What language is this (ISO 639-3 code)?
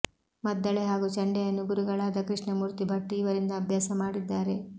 kan